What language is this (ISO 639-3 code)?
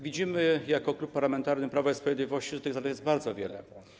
pol